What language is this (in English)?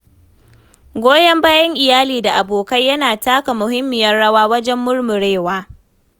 Hausa